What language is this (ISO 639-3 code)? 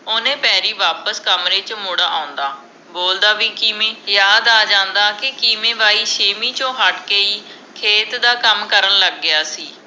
pan